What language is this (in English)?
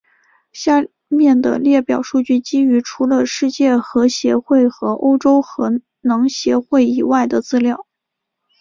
Chinese